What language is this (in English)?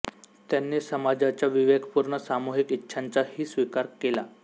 Marathi